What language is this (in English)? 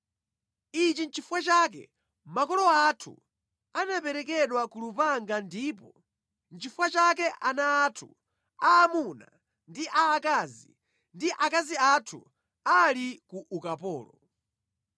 Nyanja